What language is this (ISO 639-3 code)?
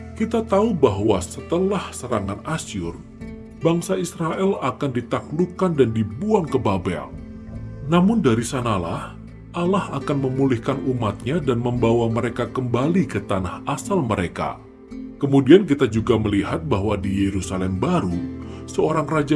ind